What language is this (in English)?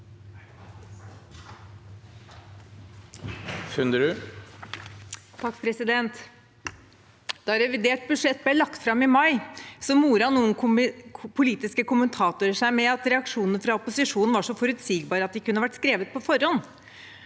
Norwegian